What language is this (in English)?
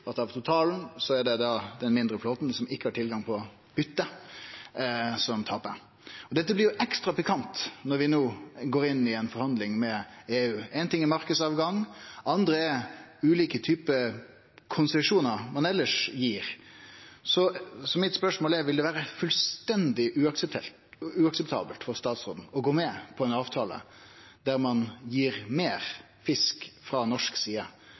Norwegian Nynorsk